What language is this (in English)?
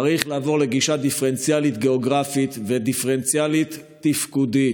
Hebrew